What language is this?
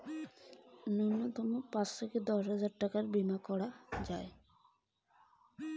Bangla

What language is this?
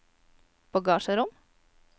Norwegian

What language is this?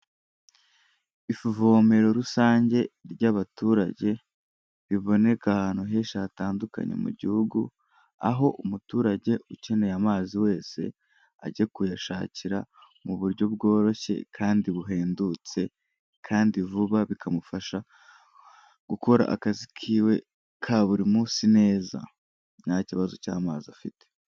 Kinyarwanda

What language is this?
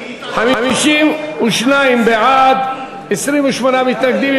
Hebrew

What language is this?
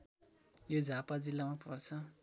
Nepali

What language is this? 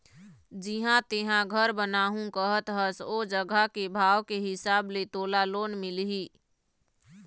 Chhattisgarhi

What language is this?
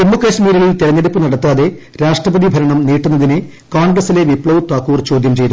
Malayalam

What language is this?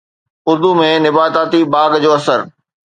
Sindhi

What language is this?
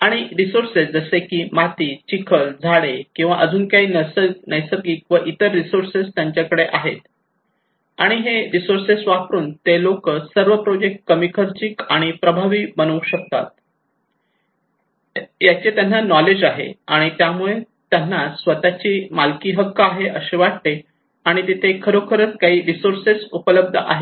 Marathi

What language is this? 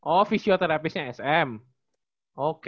Indonesian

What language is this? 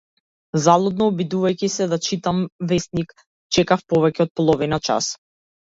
Macedonian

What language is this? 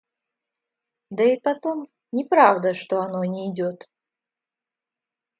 Russian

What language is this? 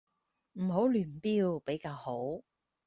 Cantonese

